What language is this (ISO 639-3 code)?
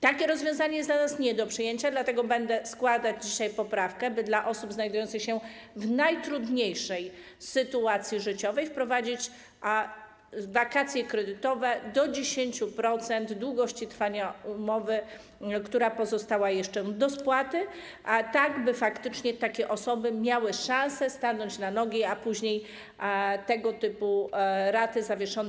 pol